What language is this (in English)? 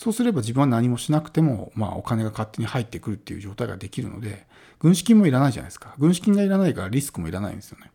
Japanese